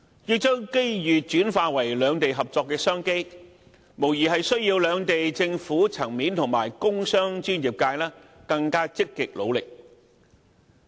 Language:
Cantonese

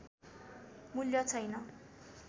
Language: Nepali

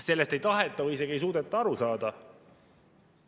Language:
Estonian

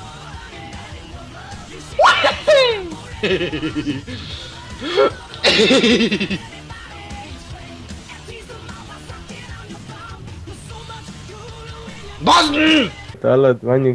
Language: Hungarian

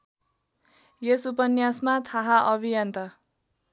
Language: Nepali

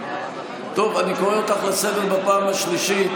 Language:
Hebrew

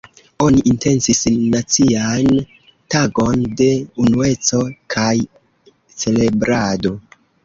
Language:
Esperanto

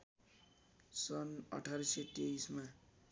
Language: Nepali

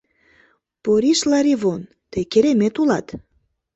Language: Mari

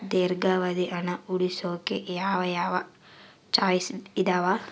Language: Kannada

